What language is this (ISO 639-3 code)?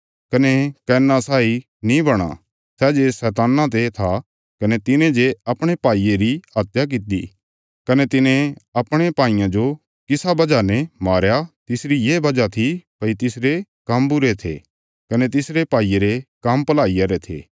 kfs